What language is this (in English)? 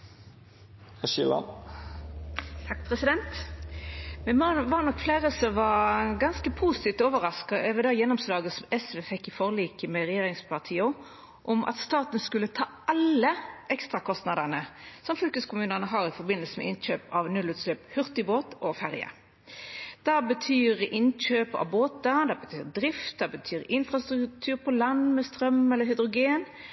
Norwegian Nynorsk